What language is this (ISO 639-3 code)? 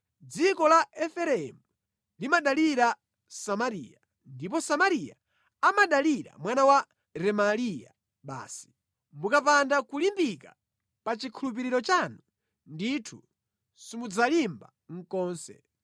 nya